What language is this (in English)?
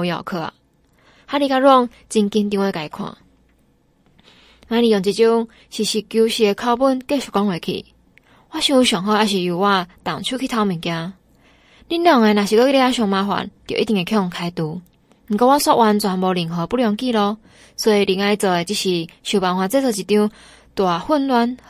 Chinese